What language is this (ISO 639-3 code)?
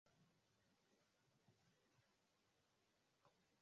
swa